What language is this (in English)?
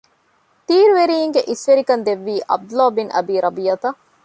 Divehi